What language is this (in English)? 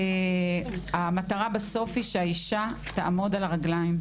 Hebrew